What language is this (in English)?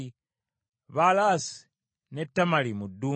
Ganda